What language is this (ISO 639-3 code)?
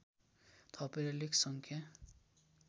nep